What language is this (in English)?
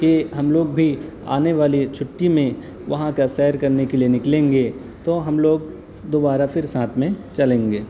Urdu